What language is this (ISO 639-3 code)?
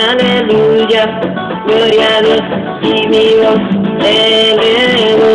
vie